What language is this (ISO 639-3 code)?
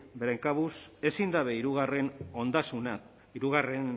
eus